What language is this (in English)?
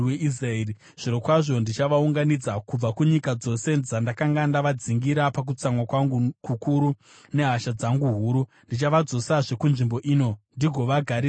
Shona